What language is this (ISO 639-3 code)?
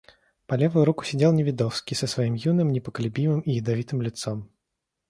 rus